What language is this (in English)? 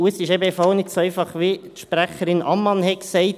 Swiss German